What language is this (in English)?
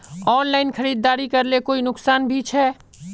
Magahi